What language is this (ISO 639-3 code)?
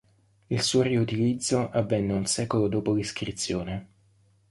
ita